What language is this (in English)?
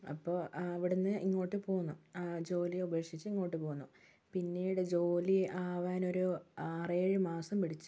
Malayalam